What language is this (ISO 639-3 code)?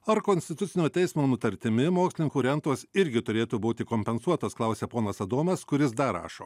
lit